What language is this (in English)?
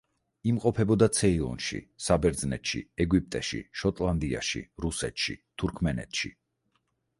Georgian